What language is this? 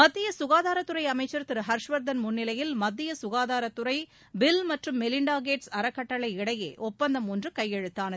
Tamil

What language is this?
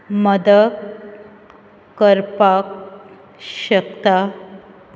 Konkani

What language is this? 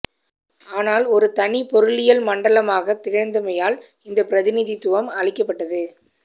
Tamil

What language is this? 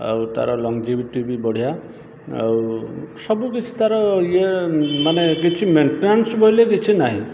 Odia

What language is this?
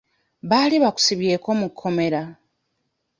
Ganda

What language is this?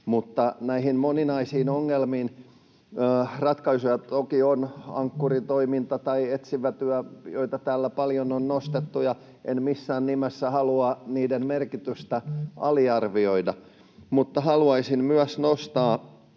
Finnish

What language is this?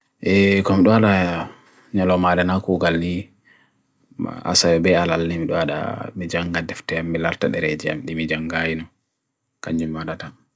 Bagirmi Fulfulde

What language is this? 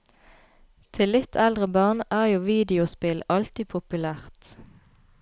Norwegian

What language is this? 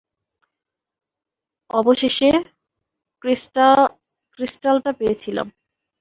Bangla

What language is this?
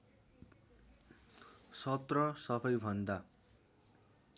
Nepali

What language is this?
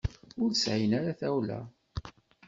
Kabyle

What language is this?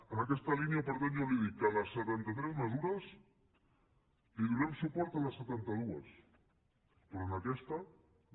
Catalan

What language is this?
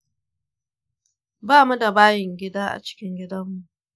Hausa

